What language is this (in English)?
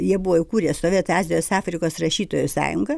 Lithuanian